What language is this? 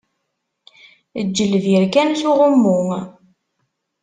Kabyle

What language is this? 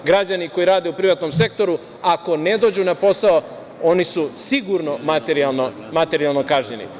Serbian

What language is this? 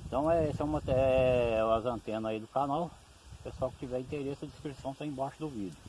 Portuguese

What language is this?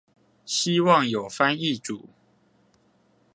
Chinese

